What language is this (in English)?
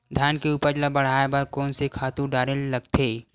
Chhattisgarhi